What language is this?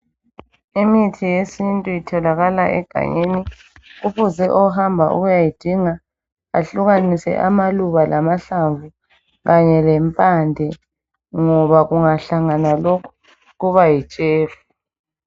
North Ndebele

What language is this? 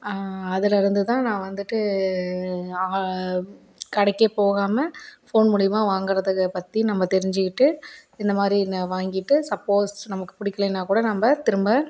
Tamil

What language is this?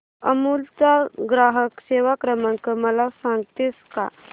Marathi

